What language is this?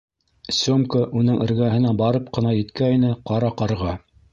Bashkir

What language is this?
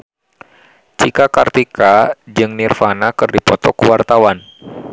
Sundanese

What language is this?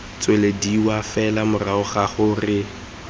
Tswana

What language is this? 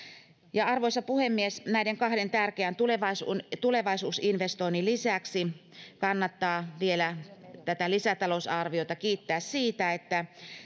Finnish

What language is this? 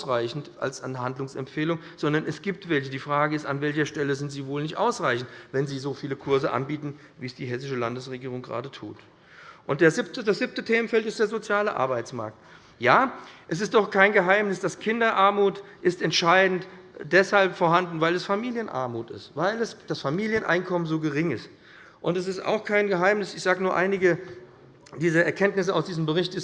German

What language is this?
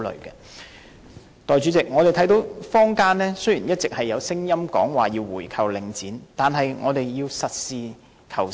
Cantonese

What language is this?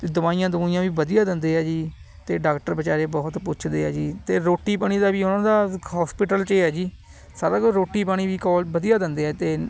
Punjabi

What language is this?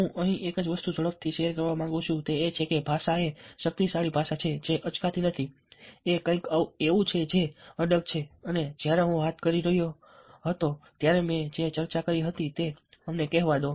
Gujarati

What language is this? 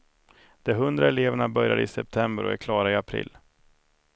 Swedish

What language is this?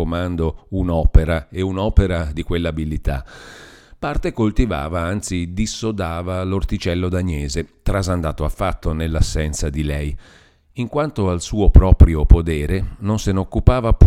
Italian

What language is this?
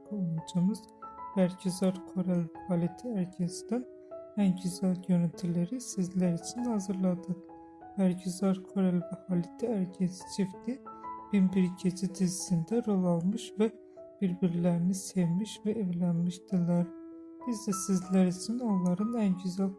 Turkish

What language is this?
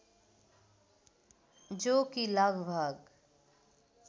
Nepali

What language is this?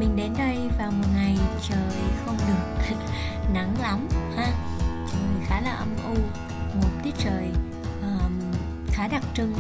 Vietnamese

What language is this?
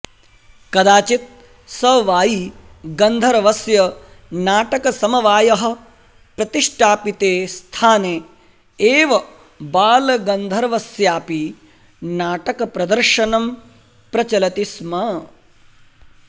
Sanskrit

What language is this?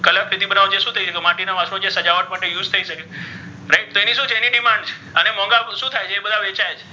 Gujarati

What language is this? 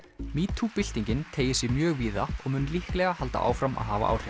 Icelandic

